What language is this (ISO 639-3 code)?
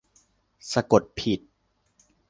tha